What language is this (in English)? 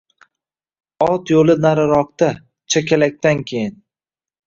Uzbek